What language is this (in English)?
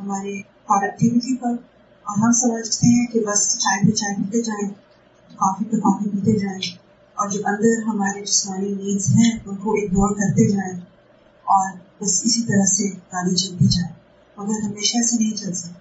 Urdu